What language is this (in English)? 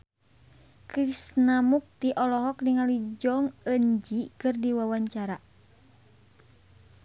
Sundanese